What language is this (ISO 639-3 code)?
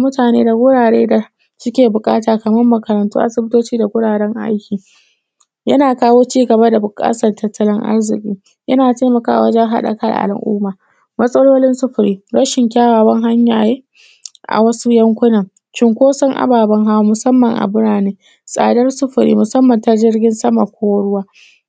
hau